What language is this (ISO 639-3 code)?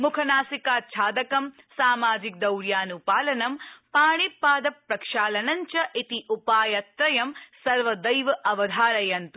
san